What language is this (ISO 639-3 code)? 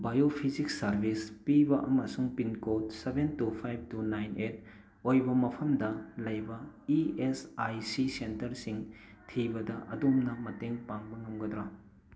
mni